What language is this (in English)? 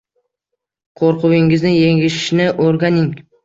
Uzbek